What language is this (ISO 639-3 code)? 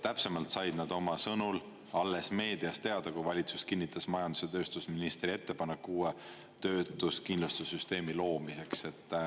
est